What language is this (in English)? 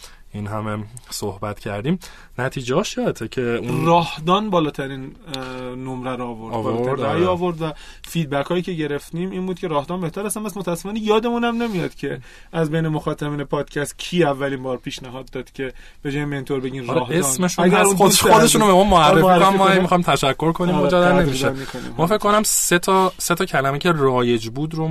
Persian